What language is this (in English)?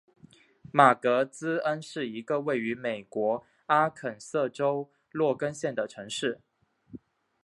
Chinese